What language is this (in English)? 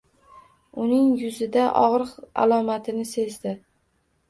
Uzbek